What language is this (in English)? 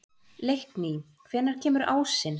Icelandic